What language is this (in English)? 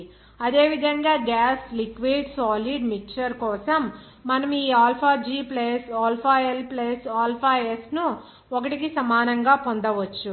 Telugu